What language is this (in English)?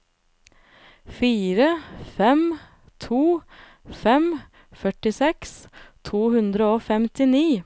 Norwegian